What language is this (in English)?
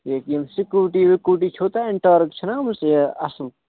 Kashmiri